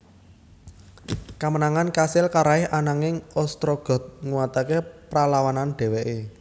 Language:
Javanese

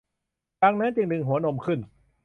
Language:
Thai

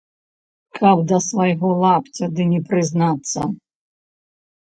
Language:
Belarusian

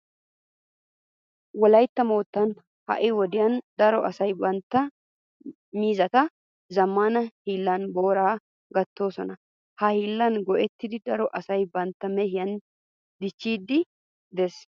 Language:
Wolaytta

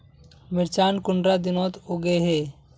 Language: Magahi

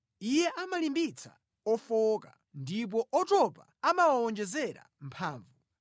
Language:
Nyanja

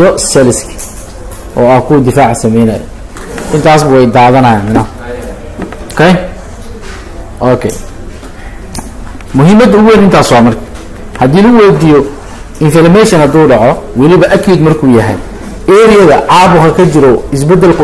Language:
Arabic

